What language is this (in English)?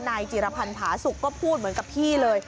Thai